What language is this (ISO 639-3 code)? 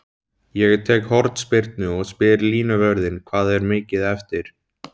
isl